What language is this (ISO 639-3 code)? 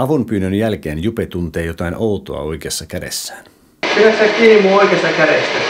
fin